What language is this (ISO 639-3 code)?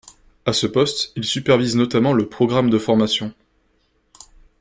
fra